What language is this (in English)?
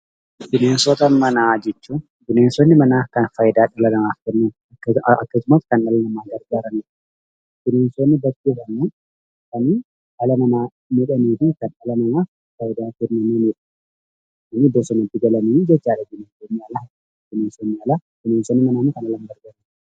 Oromo